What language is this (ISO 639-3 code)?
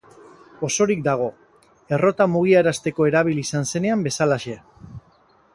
eus